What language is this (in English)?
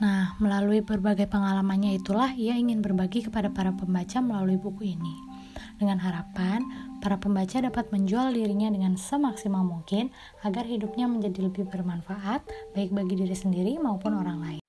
Indonesian